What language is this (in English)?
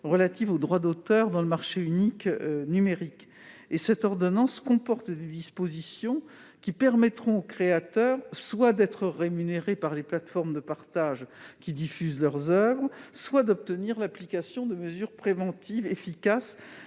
French